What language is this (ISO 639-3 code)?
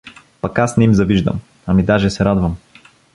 bul